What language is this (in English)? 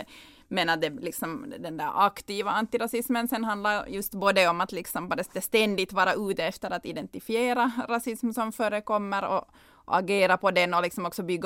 Swedish